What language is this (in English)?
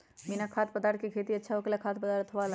Magahi